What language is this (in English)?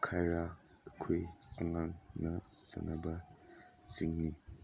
Manipuri